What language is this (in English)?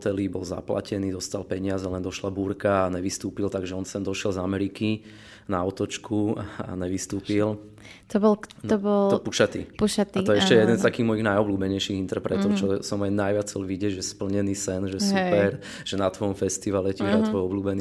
Slovak